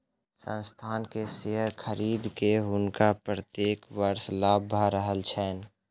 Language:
Maithili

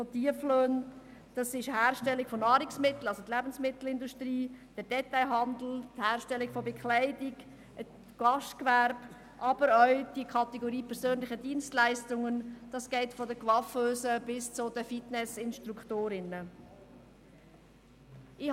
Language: Swiss German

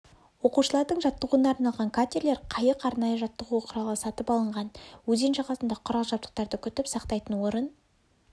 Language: Kazakh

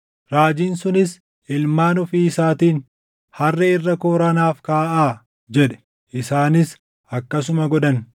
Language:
Oromo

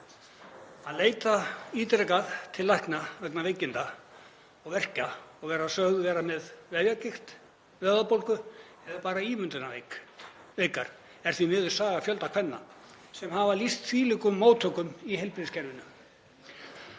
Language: Icelandic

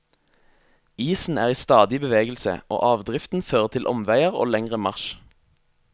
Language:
Norwegian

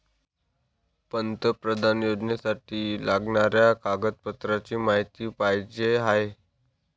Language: Marathi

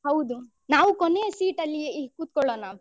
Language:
Kannada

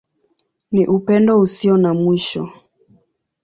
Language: Swahili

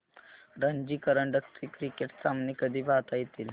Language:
Marathi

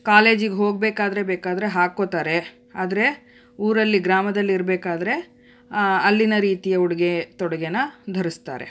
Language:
Kannada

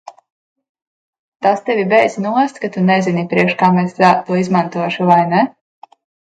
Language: Latvian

